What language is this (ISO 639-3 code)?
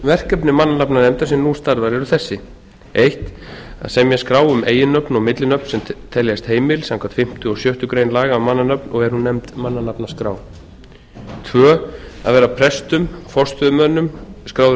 isl